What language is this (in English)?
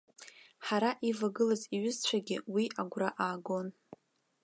Abkhazian